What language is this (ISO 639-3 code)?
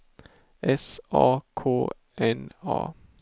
swe